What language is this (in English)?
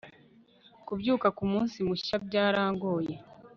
Kinyarwanda